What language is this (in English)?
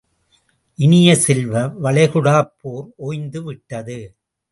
Tamil